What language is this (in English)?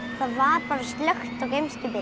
Icelandic